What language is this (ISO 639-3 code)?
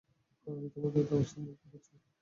ben